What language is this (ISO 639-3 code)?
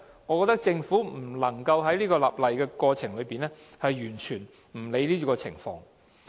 yue